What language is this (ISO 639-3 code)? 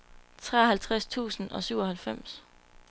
dan